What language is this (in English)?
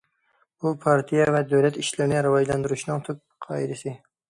Uyghur